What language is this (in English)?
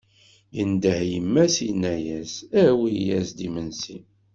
Kabyle